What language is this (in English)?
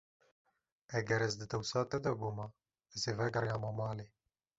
Kurdish